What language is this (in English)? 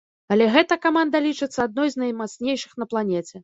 Belarusian